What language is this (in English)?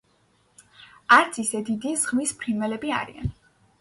Georgian